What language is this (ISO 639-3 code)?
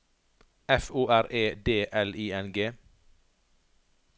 nor